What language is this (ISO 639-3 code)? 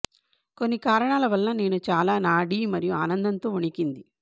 tel